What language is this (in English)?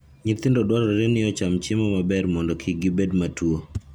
Luo (Kenya and Tanzania)